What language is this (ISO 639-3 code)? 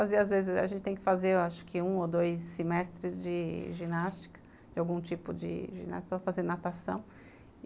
por